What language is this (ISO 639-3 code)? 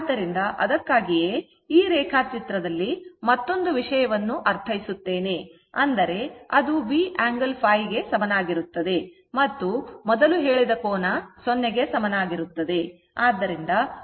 kan